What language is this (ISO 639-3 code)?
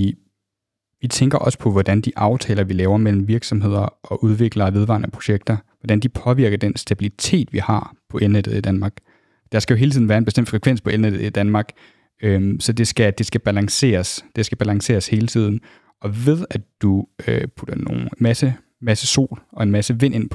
dan